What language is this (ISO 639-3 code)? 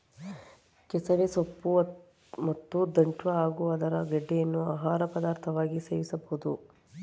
kan